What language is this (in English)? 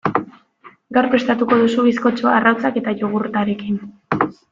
Basque